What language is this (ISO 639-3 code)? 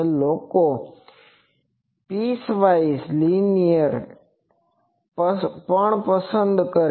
guj